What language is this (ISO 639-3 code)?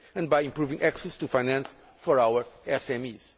eng